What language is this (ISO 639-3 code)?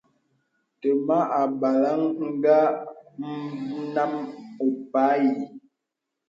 beb